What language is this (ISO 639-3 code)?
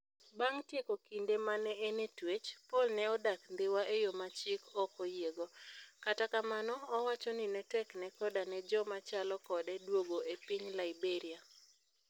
luo